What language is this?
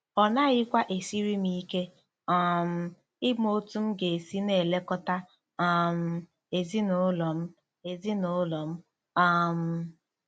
Igbo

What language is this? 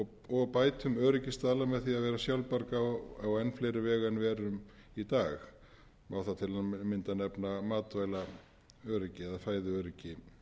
Icelandic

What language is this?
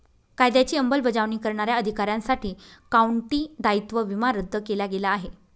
Marathi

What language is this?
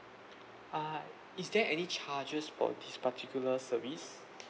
English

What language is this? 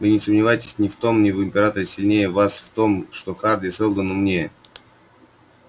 Russian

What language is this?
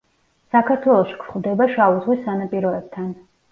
Georgian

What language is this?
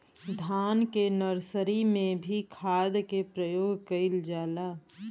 Bhojpuri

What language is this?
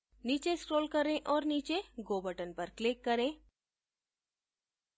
Hindi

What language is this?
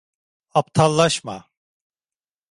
Turkish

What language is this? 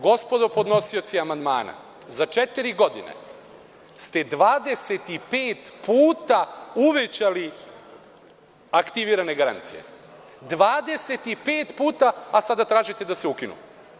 Serbian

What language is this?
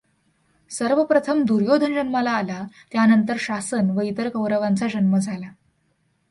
Marathi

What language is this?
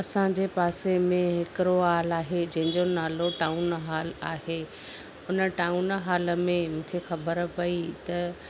Sindhi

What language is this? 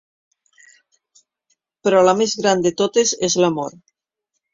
Catalan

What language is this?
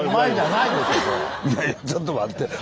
Japanese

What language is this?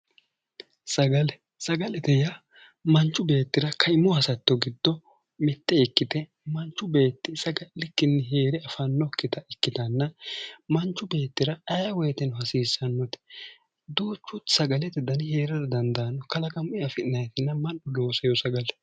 Sidamo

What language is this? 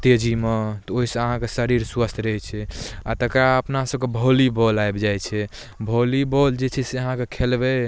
Maithili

